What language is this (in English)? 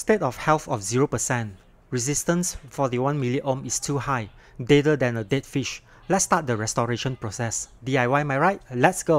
English